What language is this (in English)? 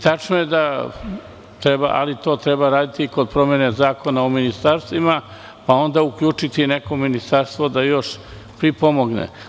Serbian